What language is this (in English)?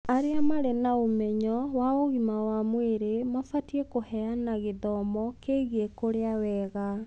Kikuyu